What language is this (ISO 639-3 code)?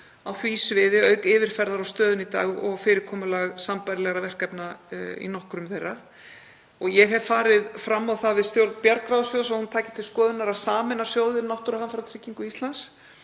isl